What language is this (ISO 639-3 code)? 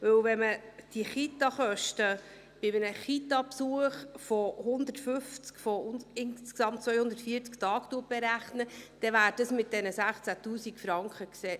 gsw